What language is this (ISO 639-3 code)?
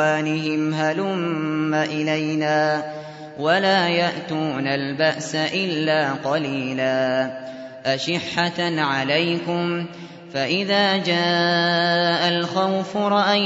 ara